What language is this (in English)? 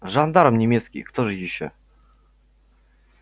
Russian